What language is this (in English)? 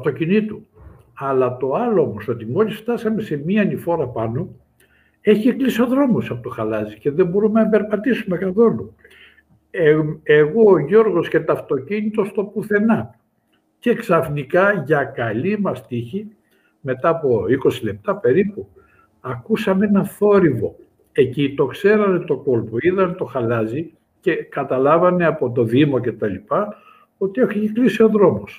Greek